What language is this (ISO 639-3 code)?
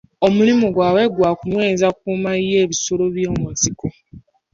lug